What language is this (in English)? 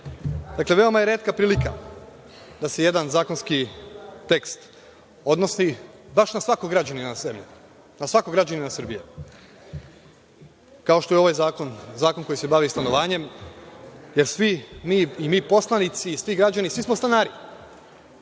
Serbian